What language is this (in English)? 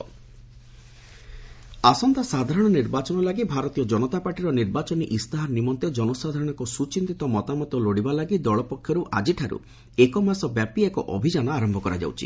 Odia